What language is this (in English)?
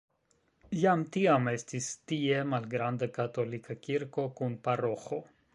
Esperanto